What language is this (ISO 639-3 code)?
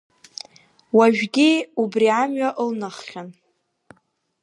abk